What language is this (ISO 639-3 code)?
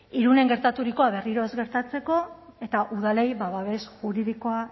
eus